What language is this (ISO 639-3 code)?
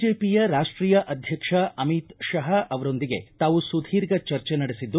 kan